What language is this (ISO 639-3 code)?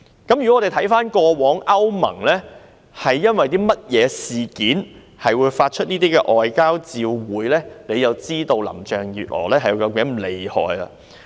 yue